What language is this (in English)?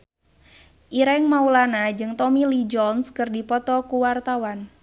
Sundanese